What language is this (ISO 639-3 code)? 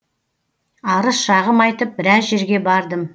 kaz